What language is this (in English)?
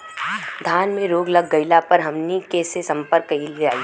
Bhojpuri